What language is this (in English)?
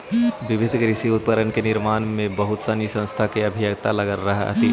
Magahi